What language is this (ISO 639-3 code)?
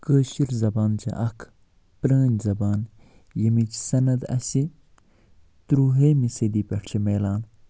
kas